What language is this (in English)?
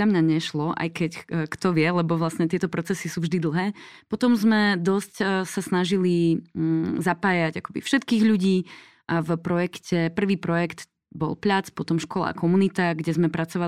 Slovak